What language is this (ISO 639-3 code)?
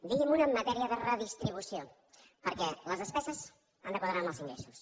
cat